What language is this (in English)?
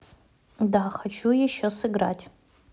Russian